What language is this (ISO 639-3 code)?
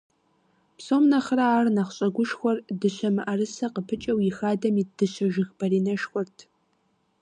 kbd